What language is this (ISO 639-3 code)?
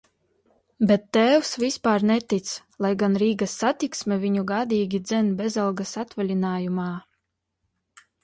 lav